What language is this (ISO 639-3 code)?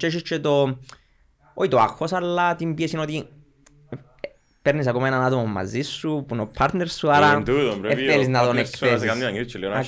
ell